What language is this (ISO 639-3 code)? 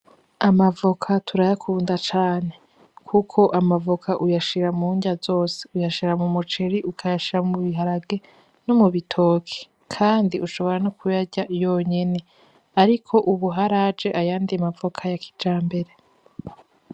run